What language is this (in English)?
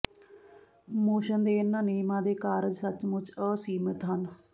Punjabi